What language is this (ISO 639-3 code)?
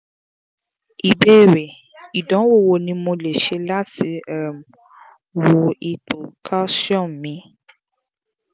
yor